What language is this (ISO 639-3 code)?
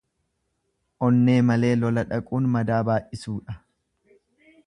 orm